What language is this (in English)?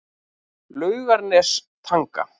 Icelandic